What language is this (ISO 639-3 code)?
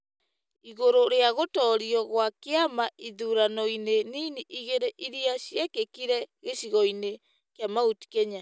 kik